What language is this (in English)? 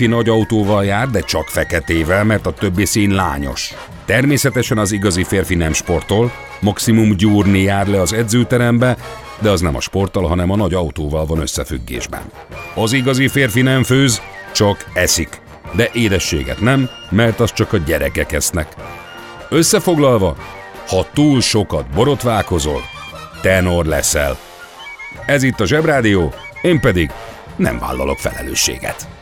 Hungarian